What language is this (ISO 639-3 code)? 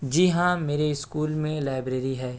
urd